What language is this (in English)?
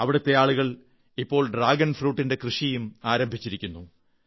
Malayalam